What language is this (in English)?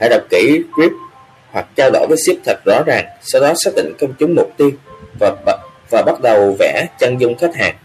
Vietnamese